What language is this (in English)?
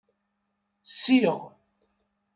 Kabyle